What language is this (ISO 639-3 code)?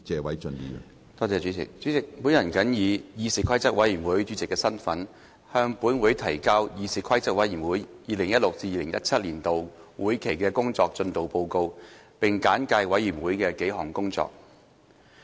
yue